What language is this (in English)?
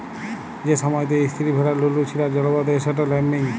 Bangla